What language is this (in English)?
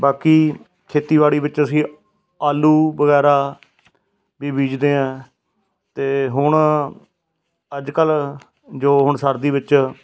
Punjabi